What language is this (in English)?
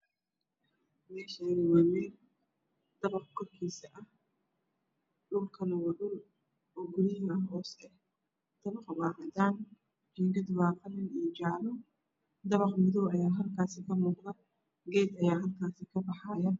Somali